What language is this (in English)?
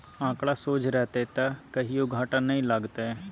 Maithili